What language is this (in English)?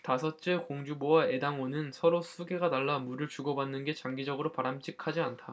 Korean